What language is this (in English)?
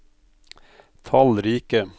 Norwegian